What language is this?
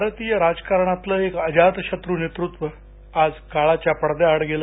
Marathi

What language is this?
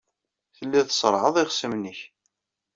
Kabyle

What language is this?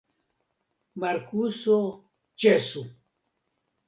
Esperanto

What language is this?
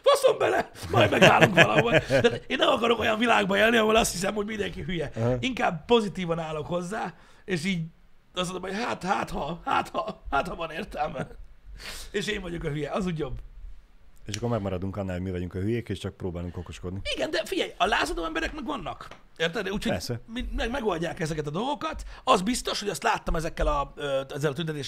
Hungarian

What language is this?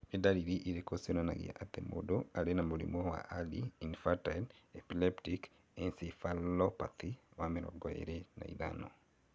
Kikuyu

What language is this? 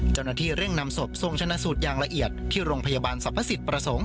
Thai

